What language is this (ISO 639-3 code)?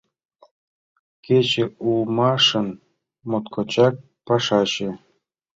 chm